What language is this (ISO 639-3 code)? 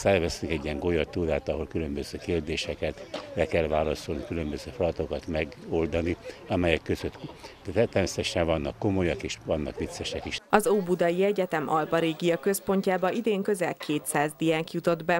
hun